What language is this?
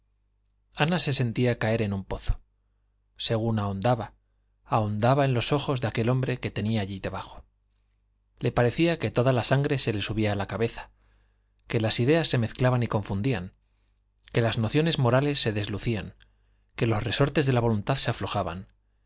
Spanish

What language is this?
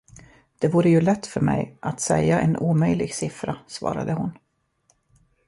Swedish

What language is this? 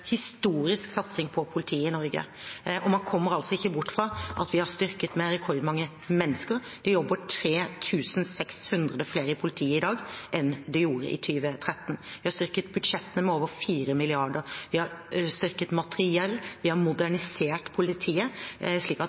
Norwegian Bokmål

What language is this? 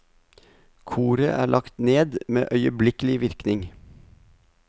Norwegian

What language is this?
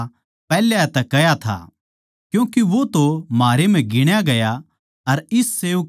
Haryanvi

